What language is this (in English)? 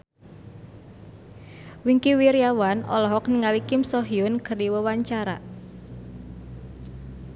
Sundanese